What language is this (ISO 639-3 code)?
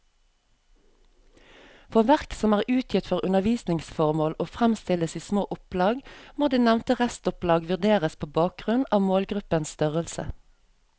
nor